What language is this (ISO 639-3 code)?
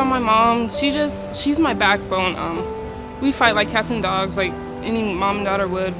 eng